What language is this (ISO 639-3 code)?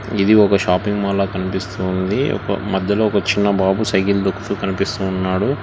tel